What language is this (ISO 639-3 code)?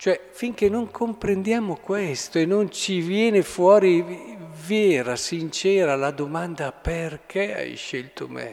ita